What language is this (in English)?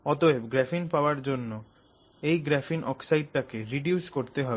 Bangla